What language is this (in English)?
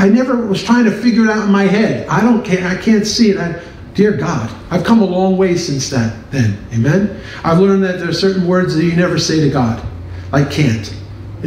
English